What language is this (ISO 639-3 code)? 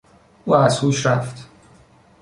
fas